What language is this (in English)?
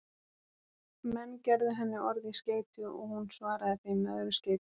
Icelandic